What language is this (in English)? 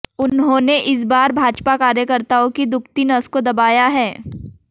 Hindi